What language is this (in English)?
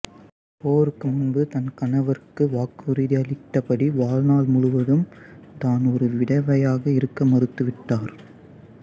Tamil